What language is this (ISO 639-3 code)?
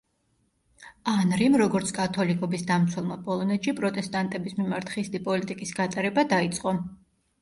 kat